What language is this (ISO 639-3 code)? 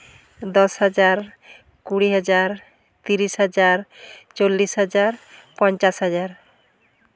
sat